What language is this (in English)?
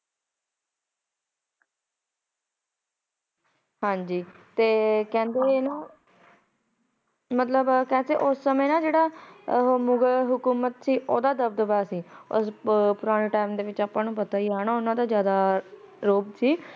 Punjabi